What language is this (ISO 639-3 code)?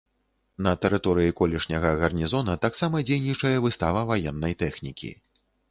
bel